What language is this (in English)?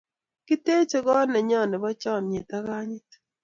Kalenjin